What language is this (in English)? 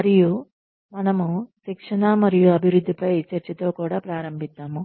Telugu